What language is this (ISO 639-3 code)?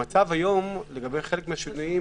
heb